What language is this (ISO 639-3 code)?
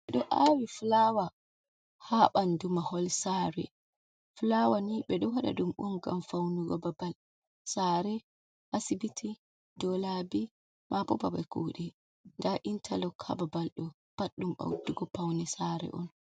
ful